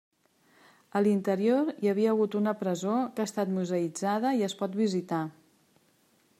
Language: Catalan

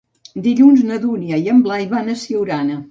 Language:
Catalan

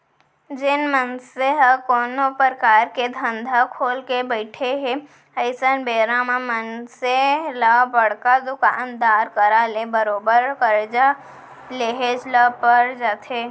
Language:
Chhattisgarhi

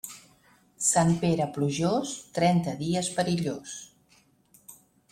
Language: Catalan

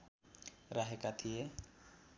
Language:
Nepali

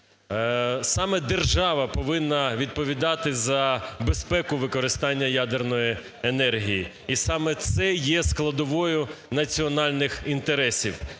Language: Ukrainian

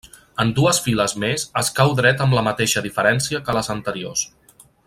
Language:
Catalan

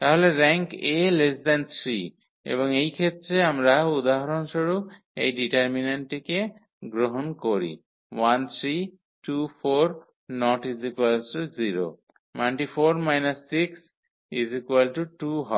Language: Bangla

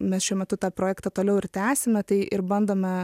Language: Lithuanian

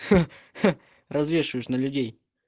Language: Russian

